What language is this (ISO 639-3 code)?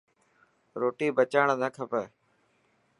mki